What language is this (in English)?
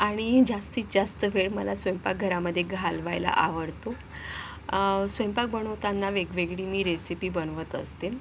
Marathi